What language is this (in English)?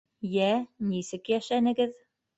Bashkir